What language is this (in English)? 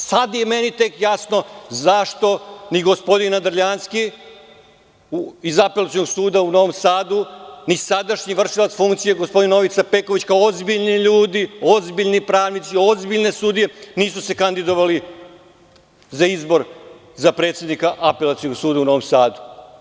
Serbian